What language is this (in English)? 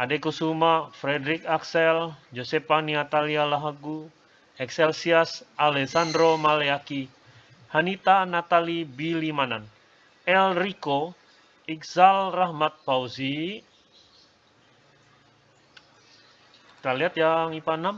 Indonesian